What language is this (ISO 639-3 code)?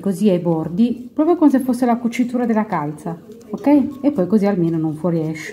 ita